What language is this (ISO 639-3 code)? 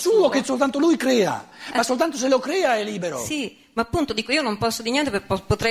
ita